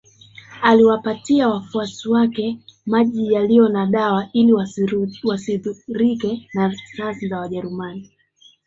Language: Swahili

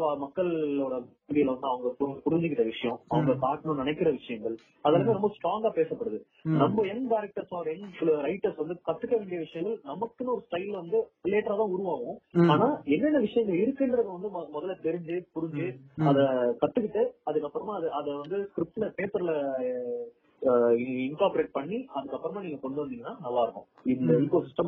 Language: Tamil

